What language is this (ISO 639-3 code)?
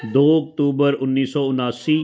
pan